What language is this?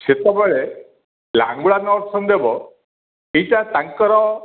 Odia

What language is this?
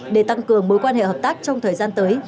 Vietnamese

